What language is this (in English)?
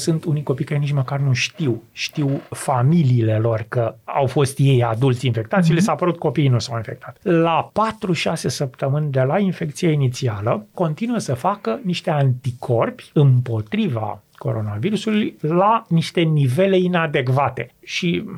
Romanian